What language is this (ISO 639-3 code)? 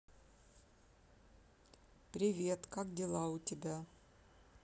rus